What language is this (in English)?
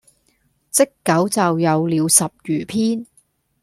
Cantonese